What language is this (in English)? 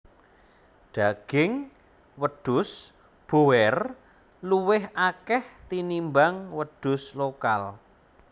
Javanese